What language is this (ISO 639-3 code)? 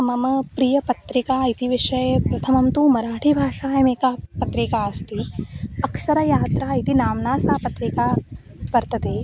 san